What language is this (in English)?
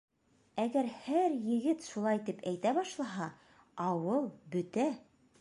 Bashkir